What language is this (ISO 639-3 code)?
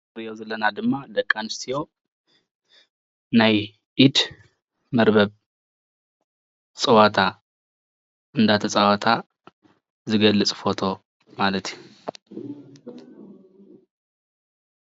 tir